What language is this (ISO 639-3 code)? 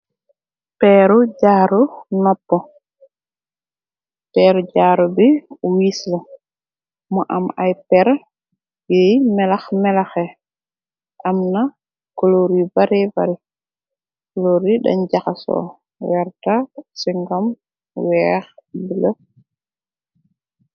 wol